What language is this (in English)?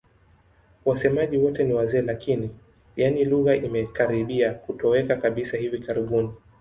Swahili